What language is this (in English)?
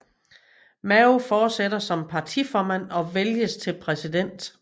Danish